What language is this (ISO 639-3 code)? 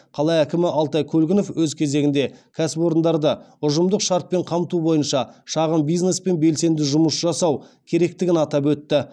kaz